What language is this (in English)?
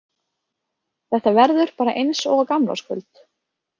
Icelandic